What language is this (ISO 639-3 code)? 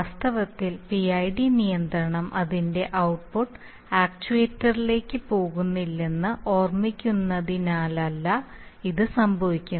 mal